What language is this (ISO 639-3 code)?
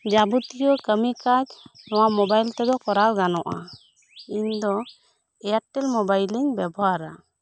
sat